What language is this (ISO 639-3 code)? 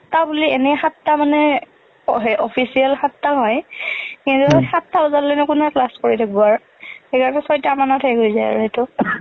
asm